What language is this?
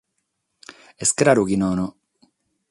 Sardinian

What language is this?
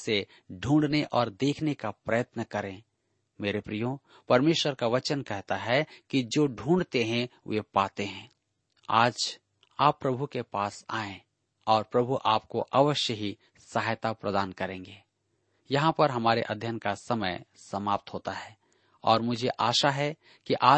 Hindi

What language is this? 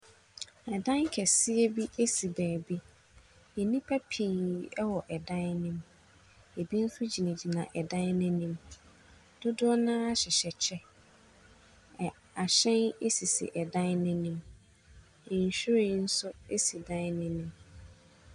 Akan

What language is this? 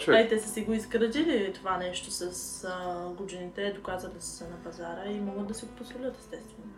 Bulgarian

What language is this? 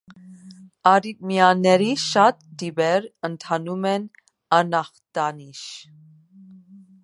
Armenian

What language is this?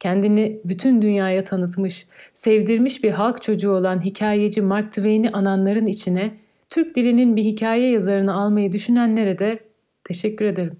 Turkish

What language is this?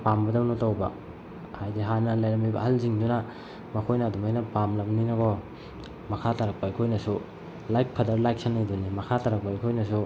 Manipuri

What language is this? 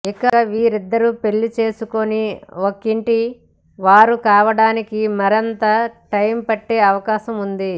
Telugu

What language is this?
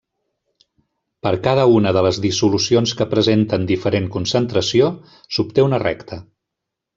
Catalan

